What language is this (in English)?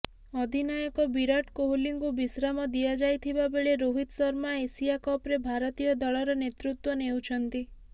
Odia